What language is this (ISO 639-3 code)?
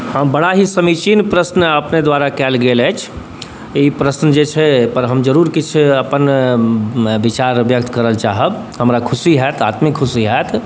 mai